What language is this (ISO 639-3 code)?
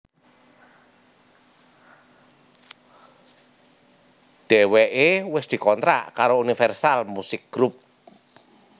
jav